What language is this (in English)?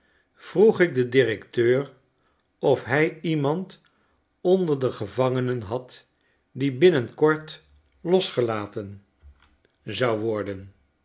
Dutch